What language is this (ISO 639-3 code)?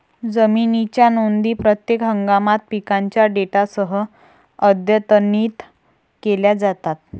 mar